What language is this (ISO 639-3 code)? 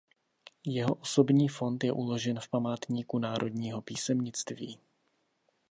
ces